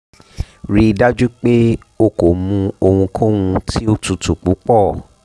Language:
Yoruba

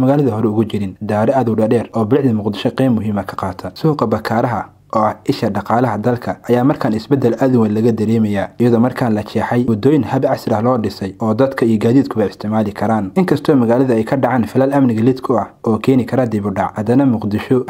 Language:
Arabic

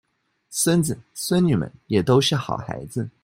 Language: Chinese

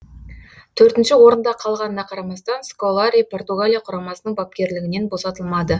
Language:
Kazakh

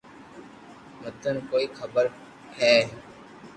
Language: Loarki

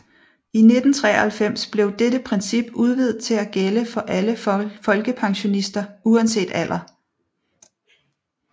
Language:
Danish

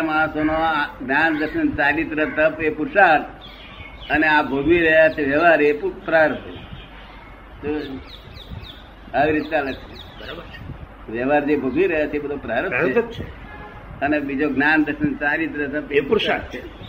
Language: Gujarati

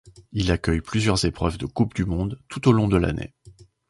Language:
French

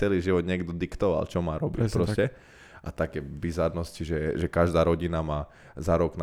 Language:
Slovak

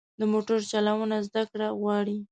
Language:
Pashto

